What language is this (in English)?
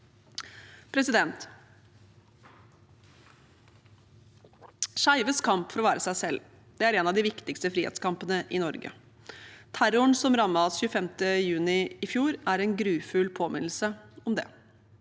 Norwegian